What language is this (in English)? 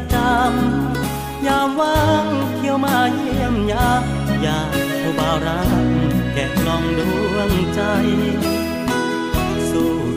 Thai